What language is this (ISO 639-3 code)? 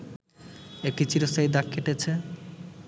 ben